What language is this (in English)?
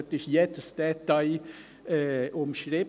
Swiss German